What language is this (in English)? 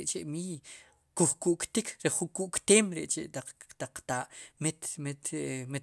Sipacapense